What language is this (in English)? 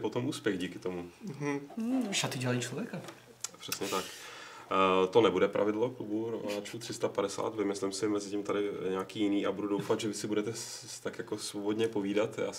Czech